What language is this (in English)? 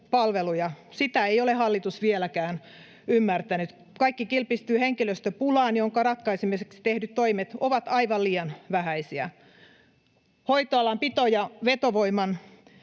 Finnish